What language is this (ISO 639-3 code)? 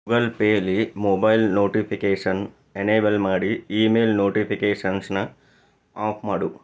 kan